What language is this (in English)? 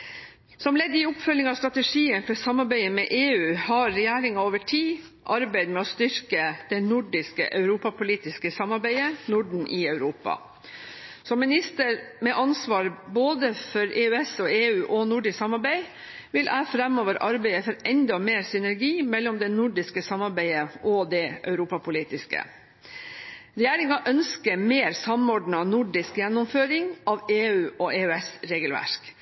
Norwegian Bokmål